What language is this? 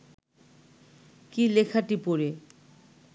Bangla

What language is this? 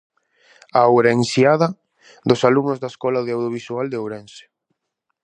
Galician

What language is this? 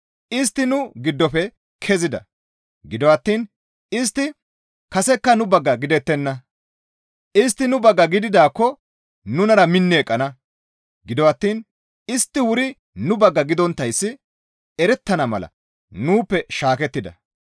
Gamo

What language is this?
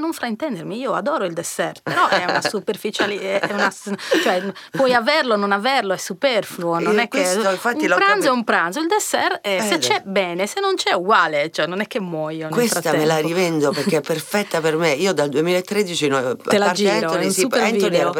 Italian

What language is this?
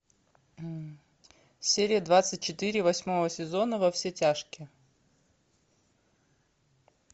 Russian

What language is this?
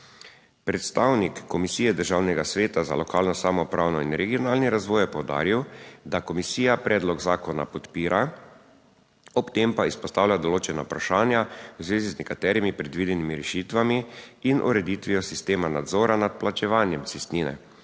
Slovenian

